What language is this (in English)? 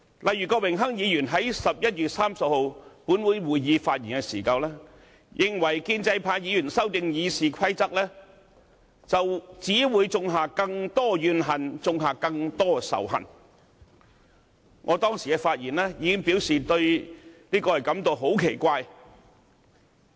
Cantonese